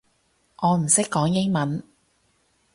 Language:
Cantonese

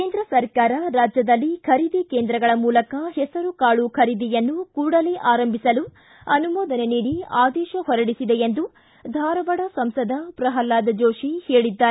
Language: Kannada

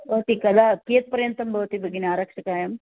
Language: Sanskrit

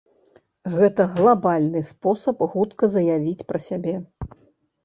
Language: Belarusian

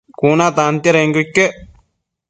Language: Matsés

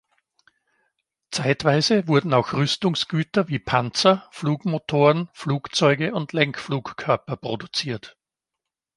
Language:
German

